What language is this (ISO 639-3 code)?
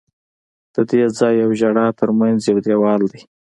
pus